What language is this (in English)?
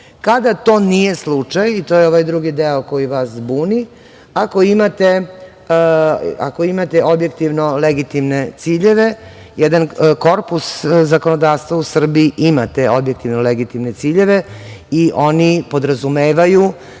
Serbian